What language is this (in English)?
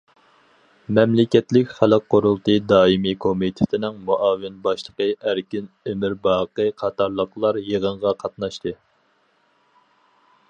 Uyghur